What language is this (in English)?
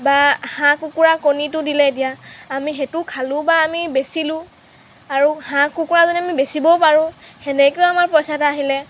Assamese